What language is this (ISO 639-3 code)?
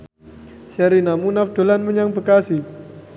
jav